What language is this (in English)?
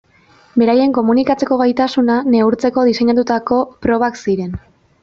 Basque